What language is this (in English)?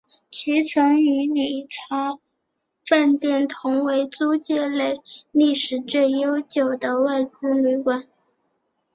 Chinese